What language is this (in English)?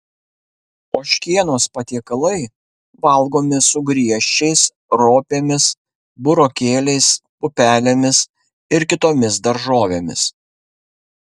Lithuanian